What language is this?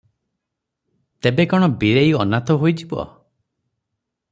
Odia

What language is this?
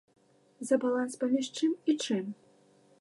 Belarusian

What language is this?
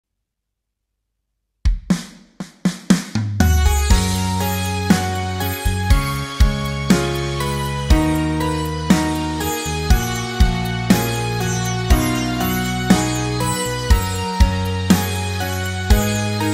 Indonesian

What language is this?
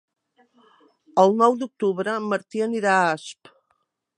Catalan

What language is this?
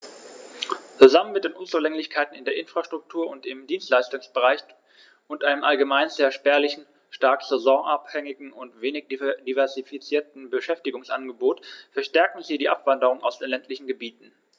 German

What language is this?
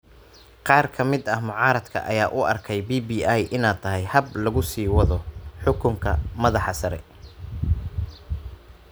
Somali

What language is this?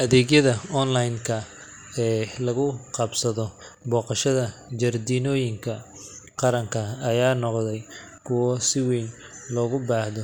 Somali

